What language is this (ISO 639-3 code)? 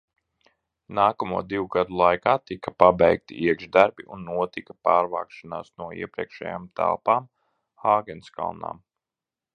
lav